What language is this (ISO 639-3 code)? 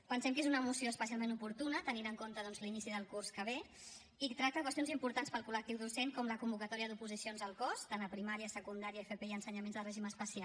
cat